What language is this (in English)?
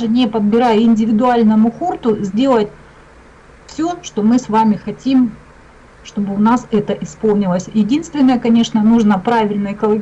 Russian